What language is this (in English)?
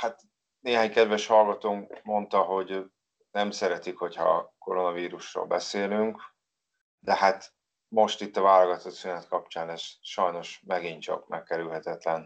Hungarian